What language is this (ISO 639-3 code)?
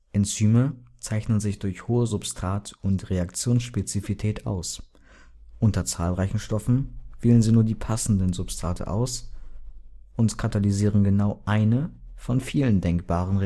deu